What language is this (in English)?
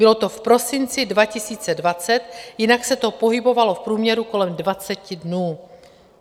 Czech